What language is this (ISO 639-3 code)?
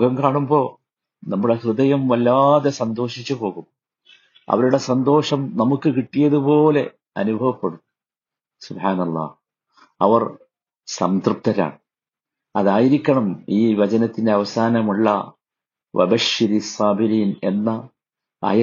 mal